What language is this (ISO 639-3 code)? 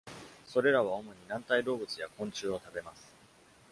jpn